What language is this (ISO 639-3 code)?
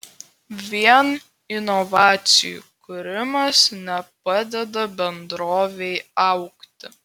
lit